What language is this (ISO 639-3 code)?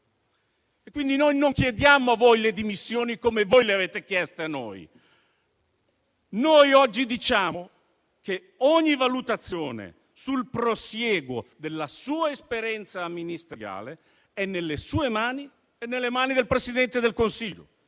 ita